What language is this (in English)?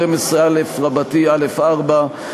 Hebrew